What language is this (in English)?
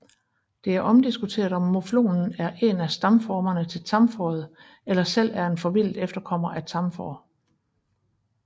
Danish